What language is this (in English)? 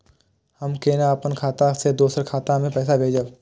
Maithili